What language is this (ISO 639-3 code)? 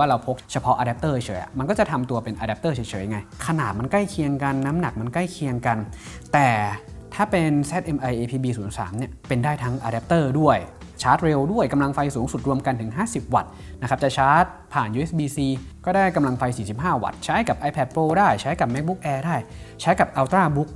tha